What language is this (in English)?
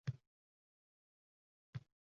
Uzbek